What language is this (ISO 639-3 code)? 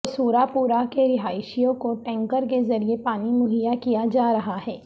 urd